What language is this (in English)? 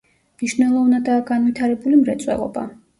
Georgian